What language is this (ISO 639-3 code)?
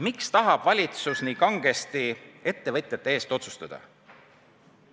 est